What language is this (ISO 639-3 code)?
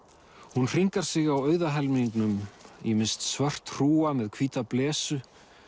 isl